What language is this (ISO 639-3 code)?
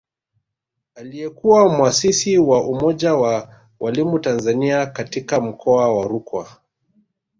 swa